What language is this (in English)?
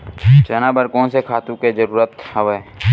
Chhattisgarhi